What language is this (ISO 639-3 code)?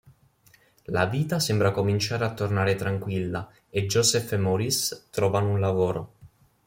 ita